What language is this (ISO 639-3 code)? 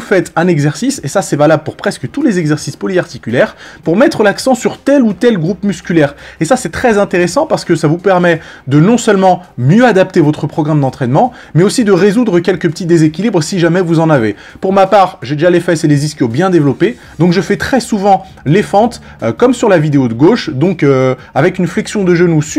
fra